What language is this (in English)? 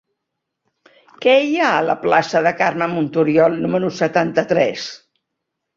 Catalan